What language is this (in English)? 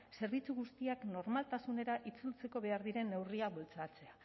Basque